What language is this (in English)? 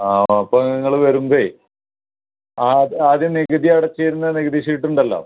Malayalam